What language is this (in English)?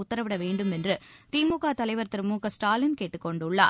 Tamil